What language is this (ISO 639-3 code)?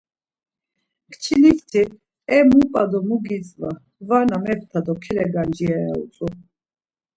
lzz